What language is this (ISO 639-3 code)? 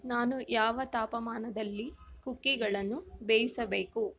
kan